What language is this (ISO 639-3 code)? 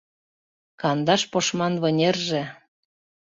chm